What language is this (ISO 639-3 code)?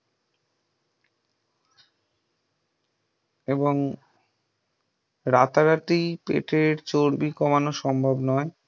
ben